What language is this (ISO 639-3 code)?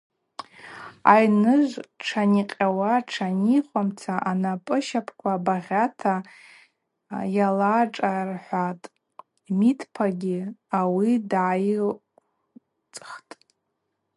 abq